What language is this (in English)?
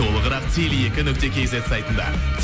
Kazakh